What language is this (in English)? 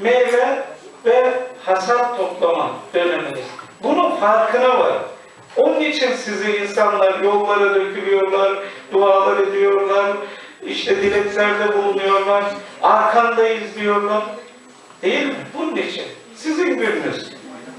Turkish